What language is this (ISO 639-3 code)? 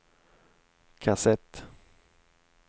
swe